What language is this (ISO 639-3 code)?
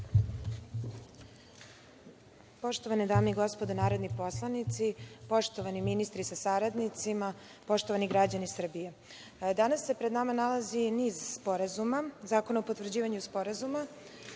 srp